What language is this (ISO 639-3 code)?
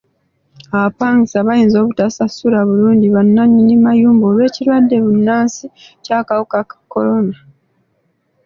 lug